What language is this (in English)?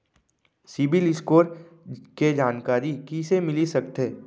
Chhattisgarhi